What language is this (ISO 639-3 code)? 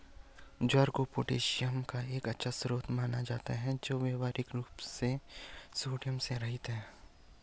hin